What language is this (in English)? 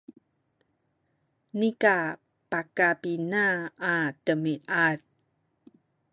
Sakizaya